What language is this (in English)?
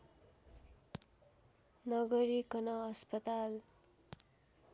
Nepali